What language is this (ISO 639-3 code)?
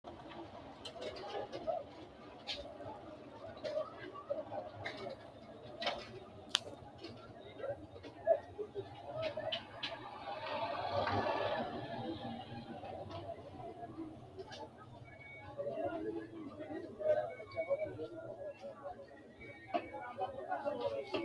sid